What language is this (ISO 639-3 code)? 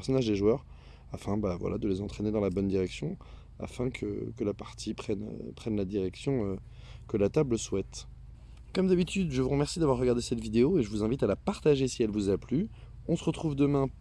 fra